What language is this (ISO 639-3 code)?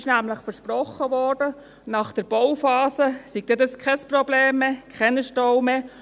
gsw